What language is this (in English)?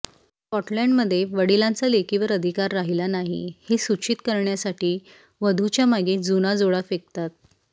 Marathi